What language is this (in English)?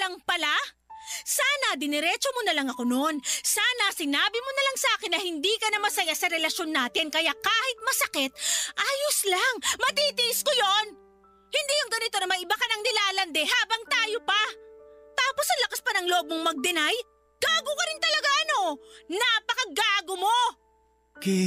Filipino